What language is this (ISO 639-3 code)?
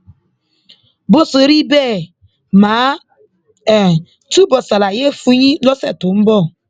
yor